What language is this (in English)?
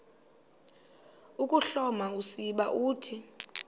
Xhosa